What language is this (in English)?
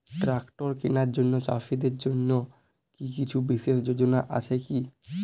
Bangla